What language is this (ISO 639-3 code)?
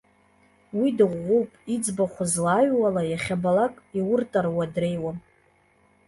abk